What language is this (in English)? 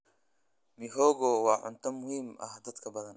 Somali